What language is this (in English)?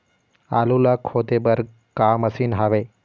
Chhattisgarhi